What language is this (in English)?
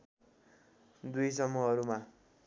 Nepali